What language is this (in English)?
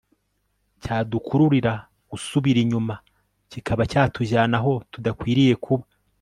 Kinyarwanda